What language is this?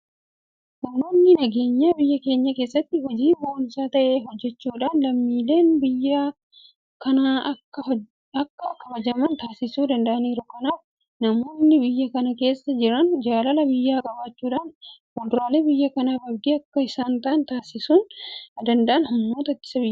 Oromo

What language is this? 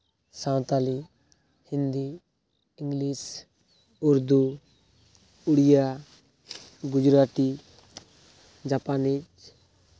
Santali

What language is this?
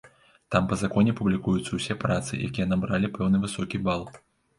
Belarusian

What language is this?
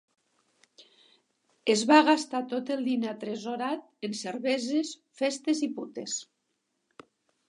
Catalan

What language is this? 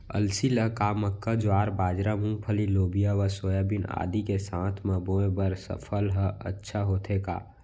Chhattisgarhi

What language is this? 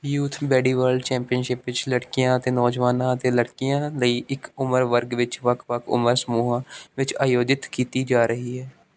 Punjabi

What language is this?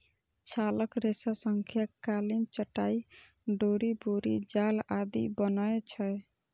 Maithili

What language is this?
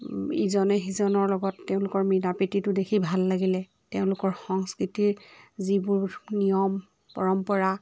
Assamese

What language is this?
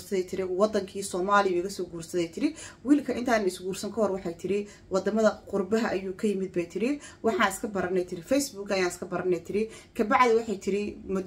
Arabic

